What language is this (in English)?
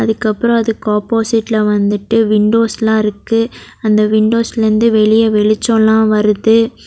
Tamil